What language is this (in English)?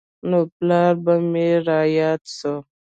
Pashto